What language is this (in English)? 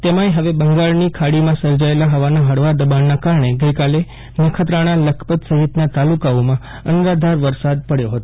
Gujarati